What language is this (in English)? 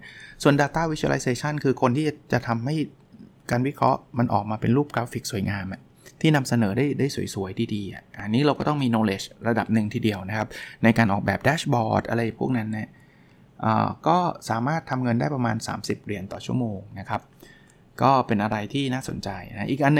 Thai